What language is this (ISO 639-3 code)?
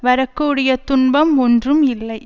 tam